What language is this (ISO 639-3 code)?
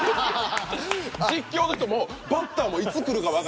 jpn